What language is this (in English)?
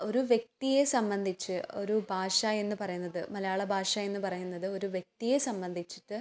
Malayalam